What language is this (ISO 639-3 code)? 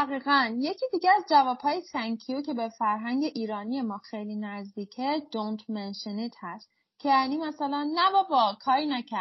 fas